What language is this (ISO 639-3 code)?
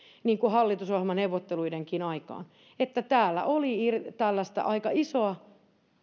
fin